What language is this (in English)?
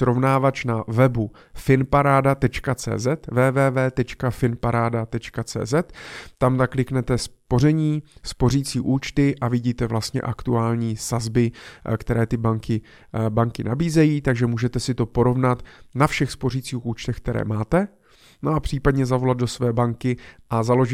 Czech